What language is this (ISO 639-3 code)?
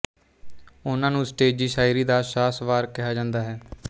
pan